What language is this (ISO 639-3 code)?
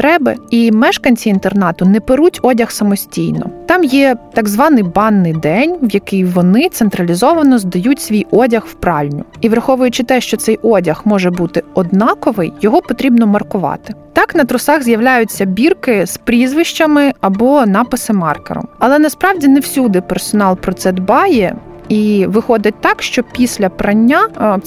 ukr